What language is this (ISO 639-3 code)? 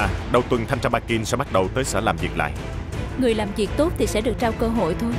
vie